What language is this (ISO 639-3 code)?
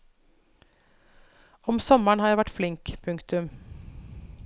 nor